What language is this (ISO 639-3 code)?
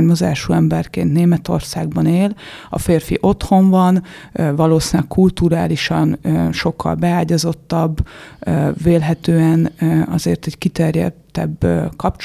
hun